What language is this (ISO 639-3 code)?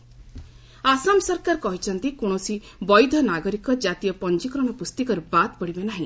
ori